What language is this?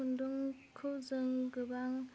Bodo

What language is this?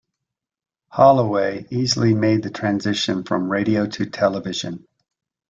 English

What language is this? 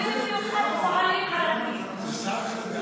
Hebrew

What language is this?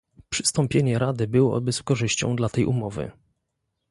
Polish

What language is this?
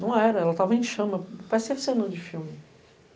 Portuguese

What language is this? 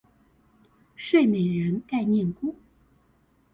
Chinese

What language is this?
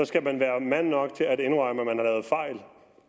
Danish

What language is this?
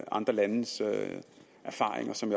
Danish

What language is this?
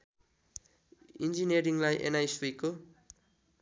Nepali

